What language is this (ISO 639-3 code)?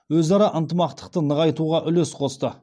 kaz